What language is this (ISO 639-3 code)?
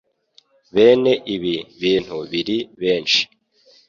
kin